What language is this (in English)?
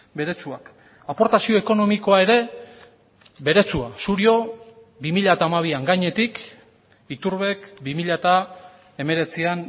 Basque